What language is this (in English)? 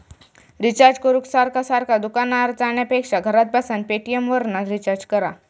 Marathi